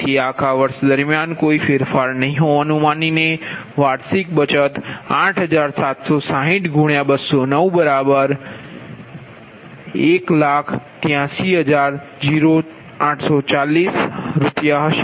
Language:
Gujarati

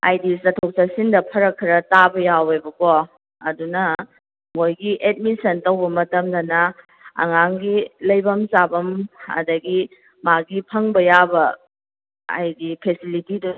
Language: Manipuri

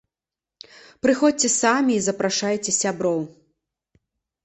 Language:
Belarusian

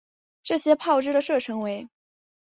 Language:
Chinese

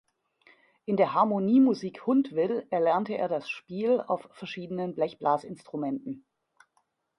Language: German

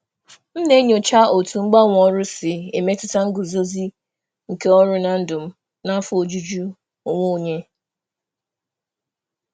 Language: Igbo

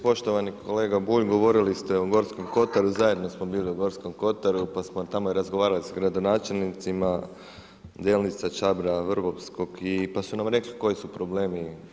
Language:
Croatian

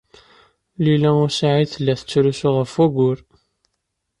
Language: Kabyle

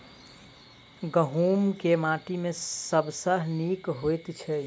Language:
Maithili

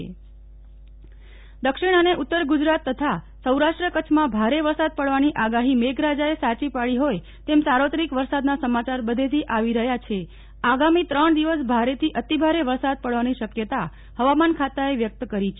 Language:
Gujarati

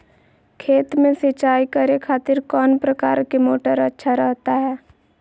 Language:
Magahi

